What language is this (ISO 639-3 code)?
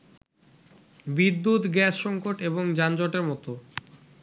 ben